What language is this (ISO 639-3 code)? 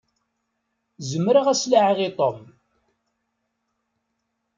kab